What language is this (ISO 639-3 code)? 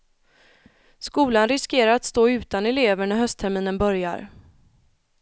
swe